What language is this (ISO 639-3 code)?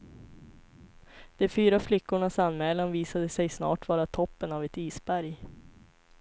swe